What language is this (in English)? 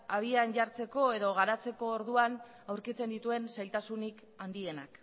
Basque